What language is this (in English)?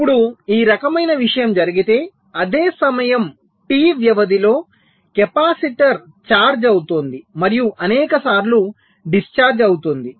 Telugu